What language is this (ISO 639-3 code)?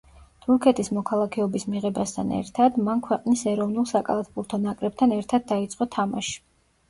kat